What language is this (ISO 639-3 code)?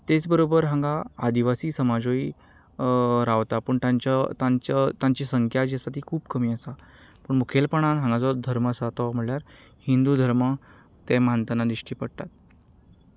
kok